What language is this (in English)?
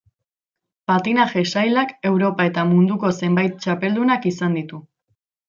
Basque